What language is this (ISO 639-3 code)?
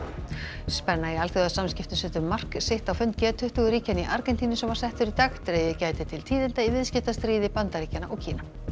isl